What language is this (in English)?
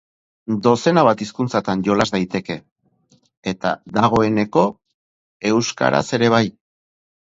Basque